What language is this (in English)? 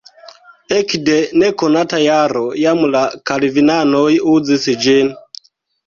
Esperanto